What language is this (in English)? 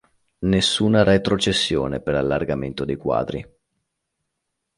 Italian